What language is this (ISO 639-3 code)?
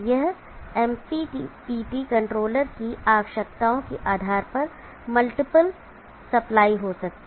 hin